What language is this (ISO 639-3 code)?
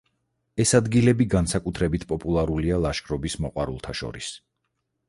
kat